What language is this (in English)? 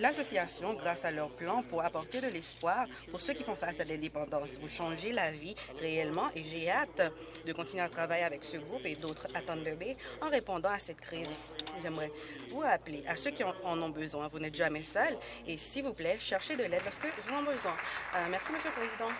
French